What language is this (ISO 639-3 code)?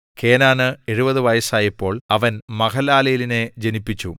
mal